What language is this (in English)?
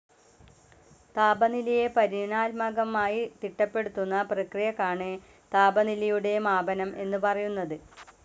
Malayalam